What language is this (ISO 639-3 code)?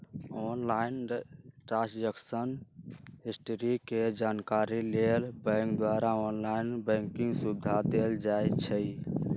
mag